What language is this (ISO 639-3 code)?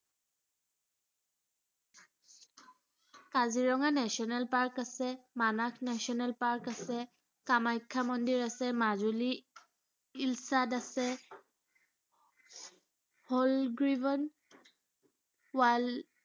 asm